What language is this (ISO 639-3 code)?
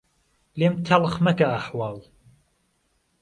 ckb